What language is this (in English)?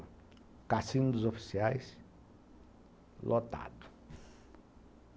Portuguese